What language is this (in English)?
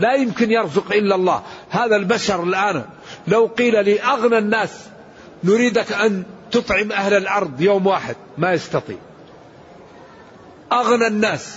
Arabic